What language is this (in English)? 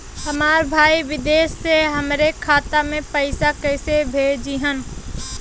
Bhojpuri